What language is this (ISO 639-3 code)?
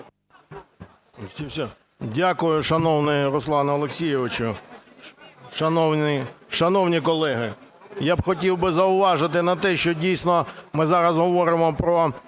ukr